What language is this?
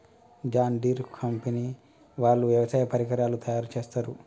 Telugu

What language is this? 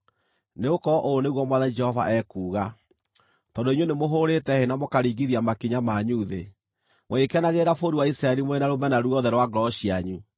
Kikuyu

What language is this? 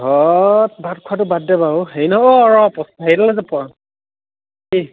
Assamese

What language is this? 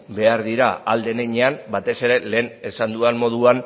Basque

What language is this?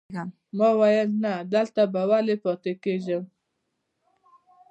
Pashto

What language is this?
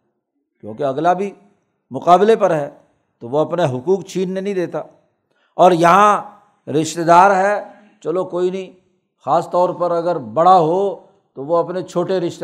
Urdu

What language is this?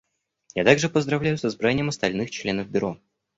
Russian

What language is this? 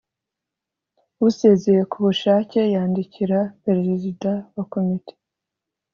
Kinyarwanda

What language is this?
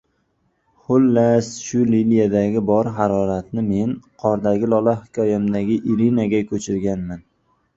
Uzbek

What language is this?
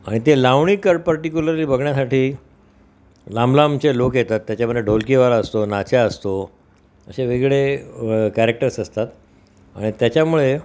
Marathi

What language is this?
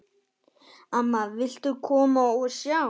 Icelandic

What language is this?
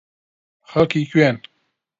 Central Kurdish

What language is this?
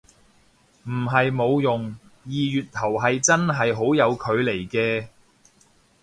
Cantonese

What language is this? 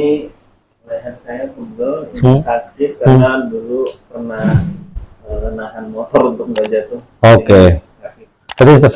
Indonesian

